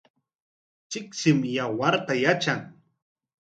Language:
Corongo Ancash Quechua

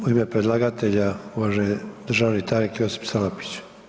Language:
Croatian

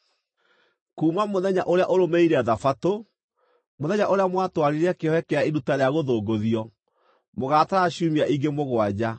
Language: Kikuyu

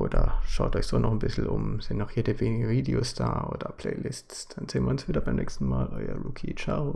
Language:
German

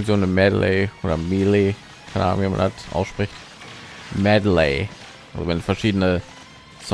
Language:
German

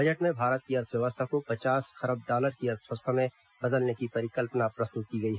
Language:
Hindi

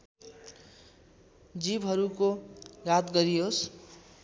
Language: Nepali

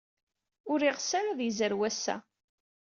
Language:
Kabyle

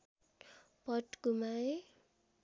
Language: Nepali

